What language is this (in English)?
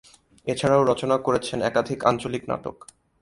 Bangla